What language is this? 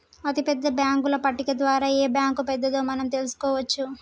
Telugu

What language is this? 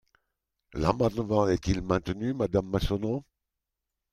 French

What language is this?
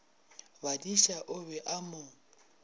Northern Sotho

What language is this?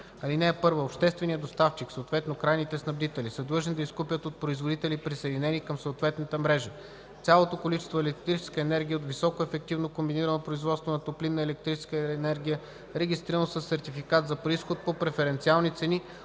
Bulgarian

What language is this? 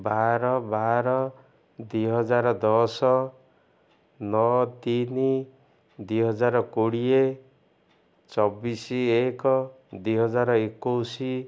Odia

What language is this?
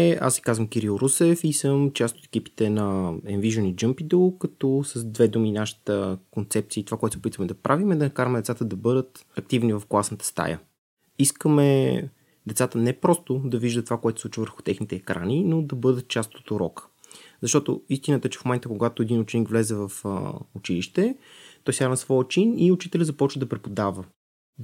Bulgarian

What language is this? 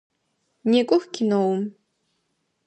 Adyghe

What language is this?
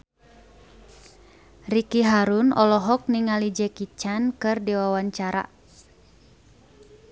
Sundanese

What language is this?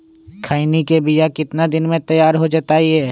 Magahi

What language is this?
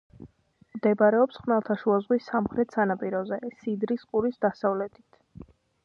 Georgian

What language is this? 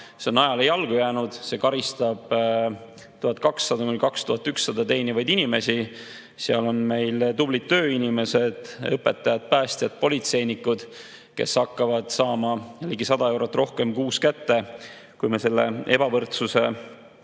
Estonian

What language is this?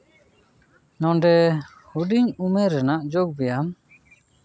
Santali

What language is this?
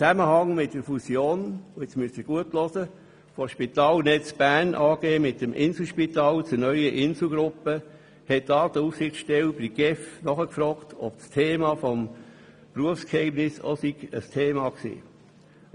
Swiss German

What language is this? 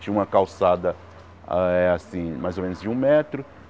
Portuguese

